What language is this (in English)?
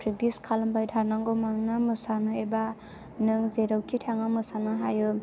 Bodo